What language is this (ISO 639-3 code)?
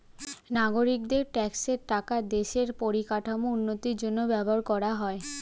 ben